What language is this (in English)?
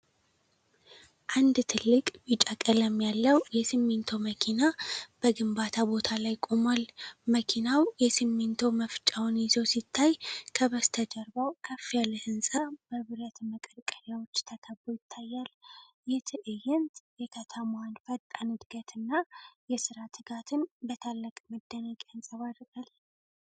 Amharic